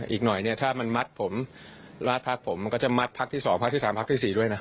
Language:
Thai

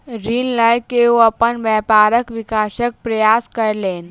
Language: Maithili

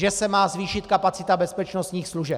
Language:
Czech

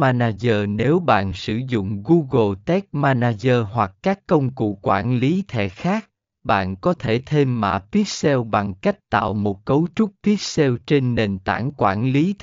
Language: Vietnamese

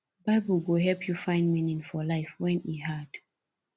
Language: Nigerian Pidgin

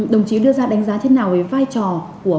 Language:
Vietnamese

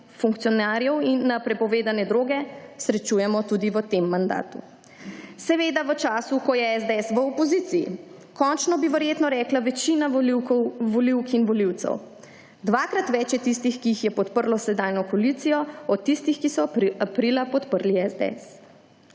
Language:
Slovenian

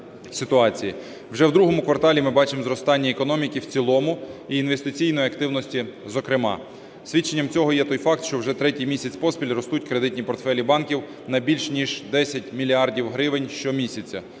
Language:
Ukrainian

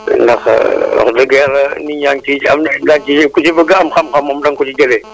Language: Wolof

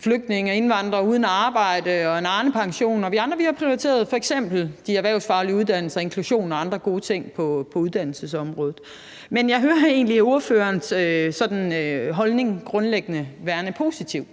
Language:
Danish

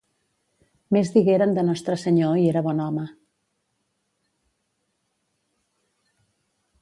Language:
Catalan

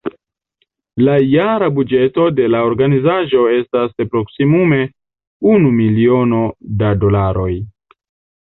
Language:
Esperanto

